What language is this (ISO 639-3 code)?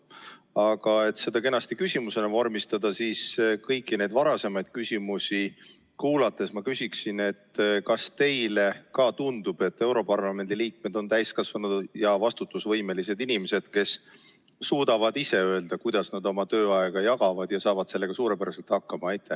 est